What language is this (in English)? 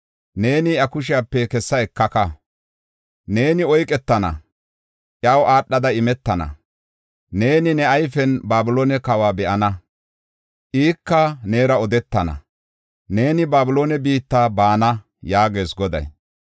Gofa